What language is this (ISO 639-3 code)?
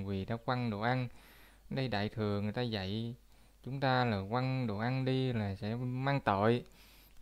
vie